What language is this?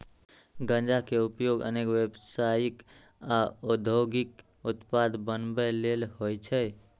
Maithili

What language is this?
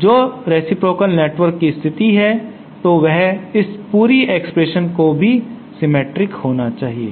Hindi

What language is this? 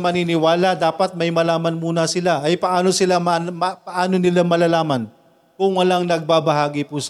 Filipino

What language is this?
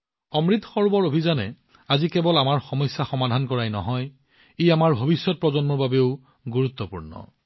Assamese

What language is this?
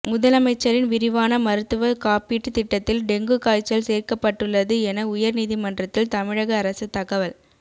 Tamil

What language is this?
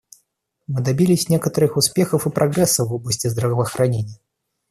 Russian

